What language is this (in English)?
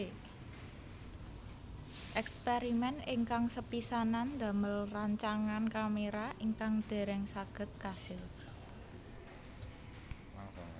Javanese